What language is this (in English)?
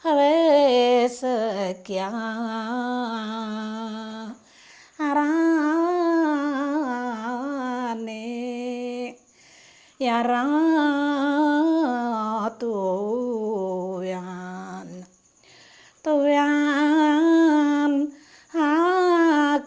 Indonesian